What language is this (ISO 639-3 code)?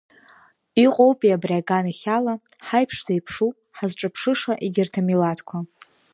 abk